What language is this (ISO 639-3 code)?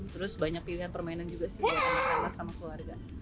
ind